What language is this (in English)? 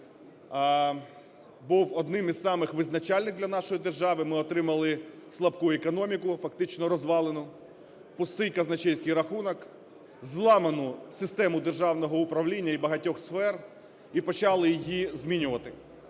Ukrainian